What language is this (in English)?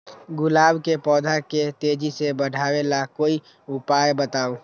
Magahi